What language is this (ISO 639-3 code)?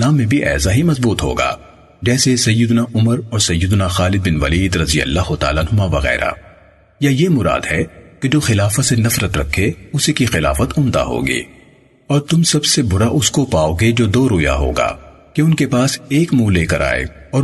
urd